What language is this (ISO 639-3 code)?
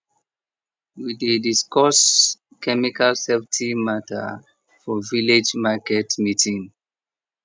pcm